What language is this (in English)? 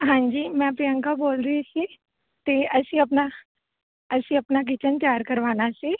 Punjabi